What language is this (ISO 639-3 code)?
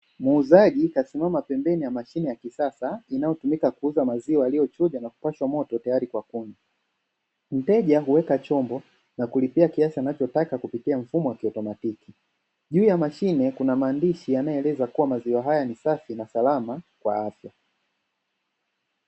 swa